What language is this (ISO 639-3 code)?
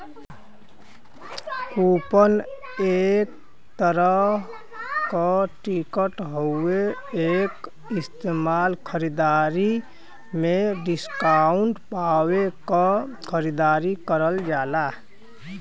bho